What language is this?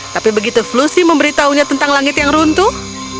Indonesian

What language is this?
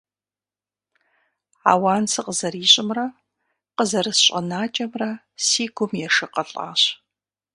Kabardian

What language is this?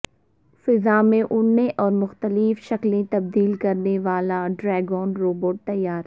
Urdu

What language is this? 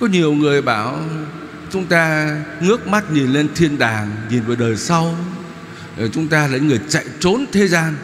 Vietnamese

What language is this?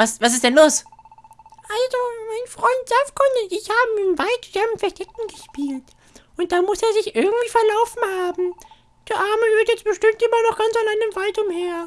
German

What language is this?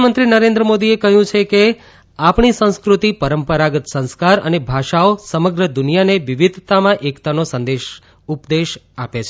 Gujarati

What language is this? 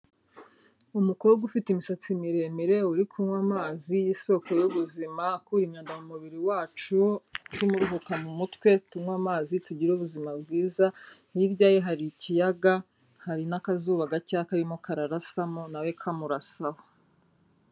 Kinyarwanda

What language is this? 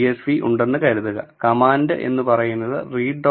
Malayalam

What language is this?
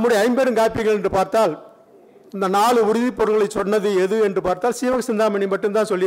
Tamil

